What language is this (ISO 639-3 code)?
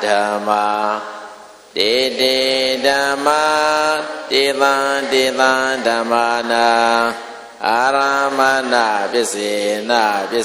ind